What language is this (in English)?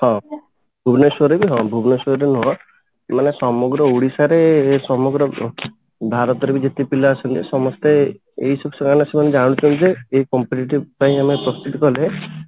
Odia